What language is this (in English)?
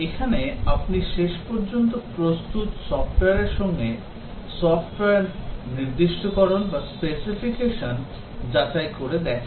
Bangla